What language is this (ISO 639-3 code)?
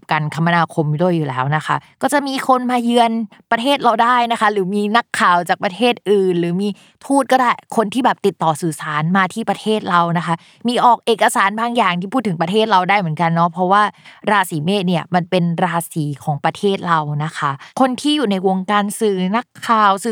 tha